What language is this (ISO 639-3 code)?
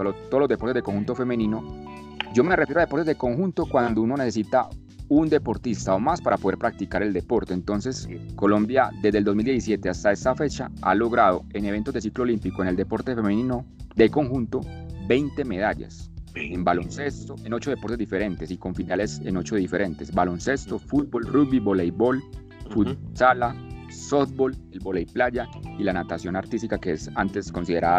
spa